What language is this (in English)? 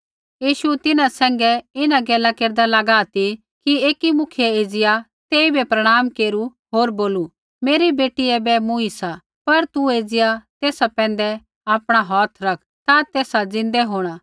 Kullu Pahari